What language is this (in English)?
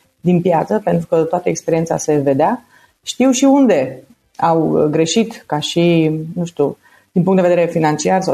Romanian